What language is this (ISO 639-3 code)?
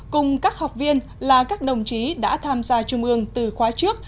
vie